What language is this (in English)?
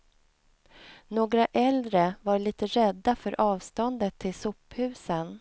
Swedish